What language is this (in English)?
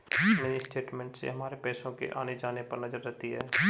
Hindi